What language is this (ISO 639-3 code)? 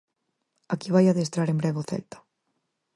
glg